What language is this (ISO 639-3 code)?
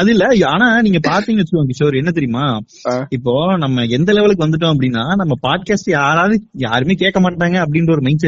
tam